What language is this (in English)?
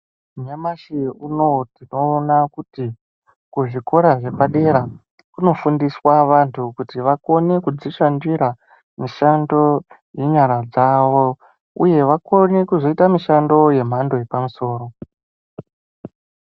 Ndau